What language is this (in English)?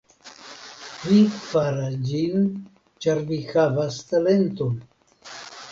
Esperanto